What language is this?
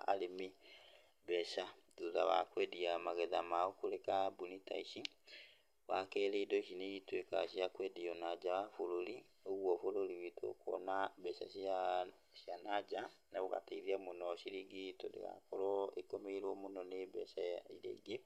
Kikuyu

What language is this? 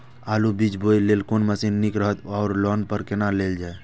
Maithili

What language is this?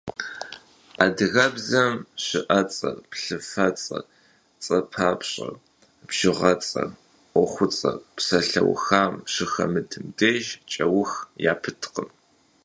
Kabardian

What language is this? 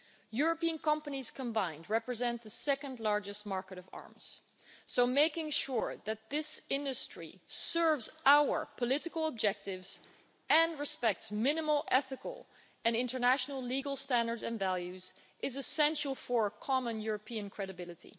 English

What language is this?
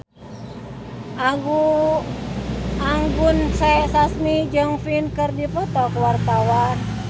Sundanese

